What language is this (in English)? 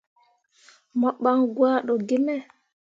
Mundang